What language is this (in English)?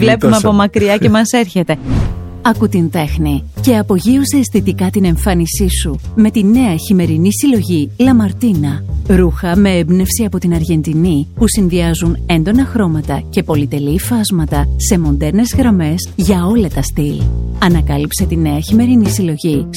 Greek